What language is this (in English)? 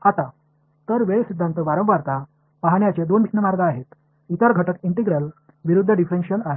Marathi